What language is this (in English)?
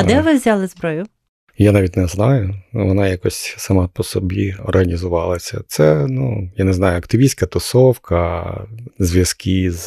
Ukrainian